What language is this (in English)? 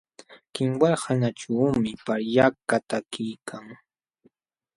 Jauja Wanca Quechua